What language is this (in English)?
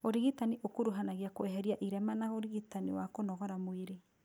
Kikuyu